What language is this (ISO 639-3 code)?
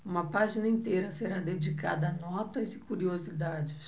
por